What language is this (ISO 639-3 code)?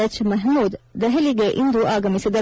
kan